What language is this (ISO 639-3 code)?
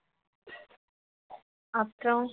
tam